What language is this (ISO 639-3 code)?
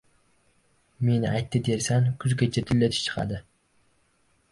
uzb